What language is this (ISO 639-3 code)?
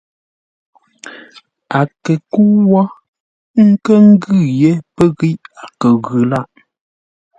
nla